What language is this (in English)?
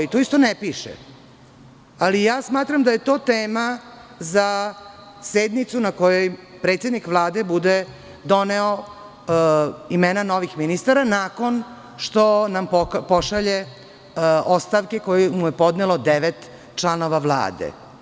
Serbian